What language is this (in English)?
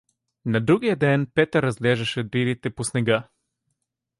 Bulgarian